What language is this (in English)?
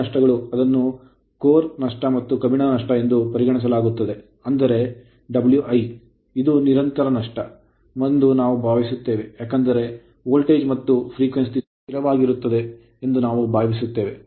Kannada